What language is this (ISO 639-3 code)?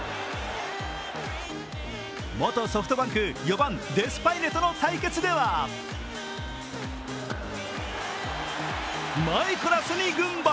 jpn